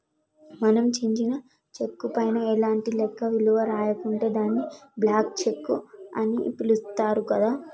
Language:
Telugu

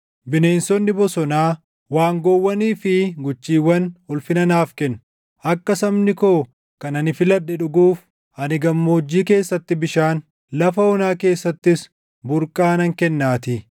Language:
Oromo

